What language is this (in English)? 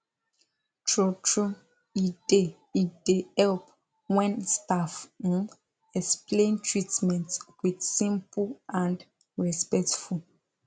Nigerian Pidgin